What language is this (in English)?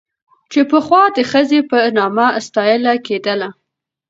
Pashto